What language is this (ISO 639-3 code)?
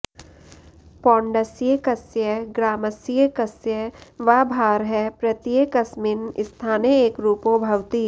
san